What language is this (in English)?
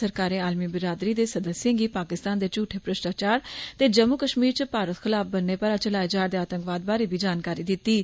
Dogri